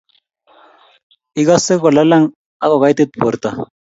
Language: Kalenjin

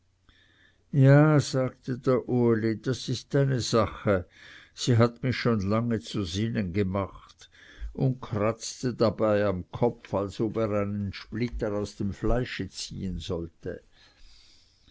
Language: German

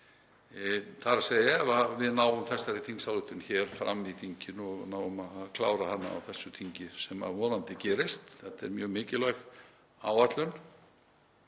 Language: Icelandic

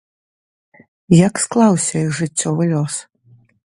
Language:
Belarusian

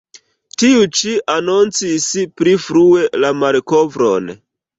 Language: Esperanto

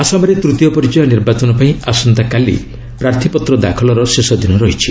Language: Odia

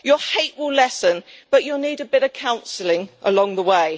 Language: English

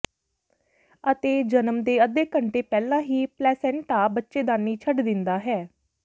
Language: Punjabi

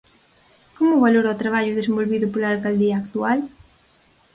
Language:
Galician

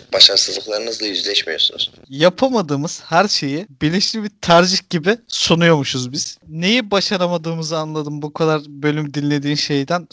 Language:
Turkish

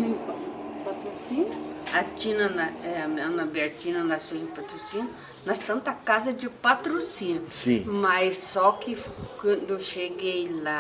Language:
Portuguese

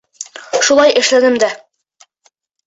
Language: Bashkir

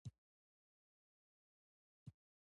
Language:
Pashto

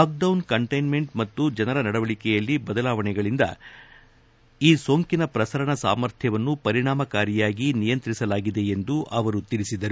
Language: Kannada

